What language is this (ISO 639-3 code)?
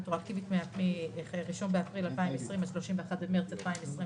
heb